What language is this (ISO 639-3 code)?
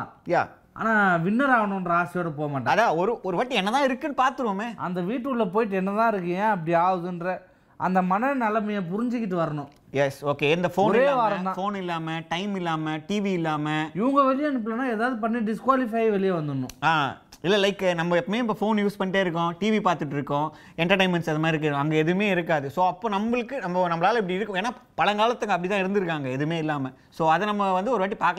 tam